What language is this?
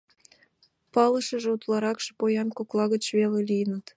Mari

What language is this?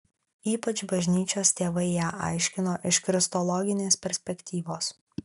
Lithuanian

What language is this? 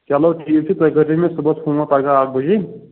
Kashmiri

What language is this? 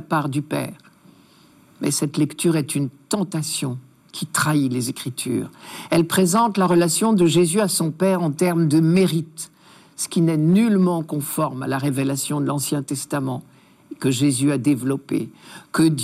French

